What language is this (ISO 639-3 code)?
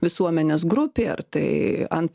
lit